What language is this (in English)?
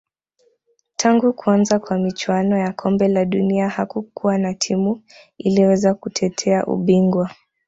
Swahili